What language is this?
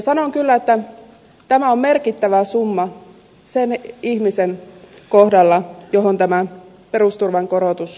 Finnish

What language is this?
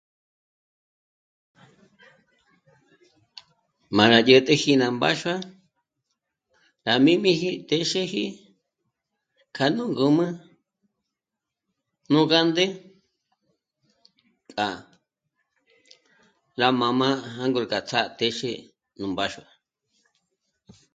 Michoacán Mazahua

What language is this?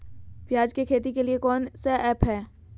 Magahi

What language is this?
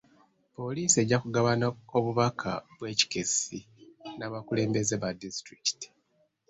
Ganda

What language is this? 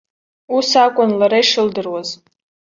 Abkhazian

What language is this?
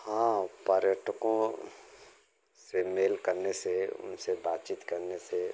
Hindi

